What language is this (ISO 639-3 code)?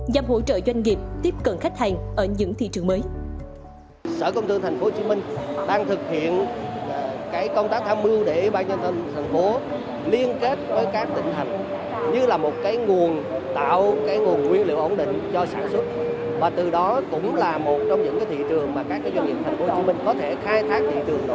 vie